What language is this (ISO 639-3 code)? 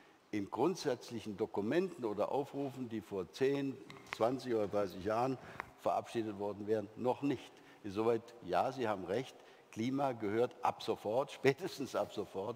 deu